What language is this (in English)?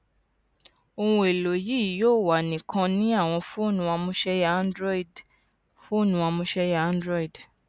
Yoruba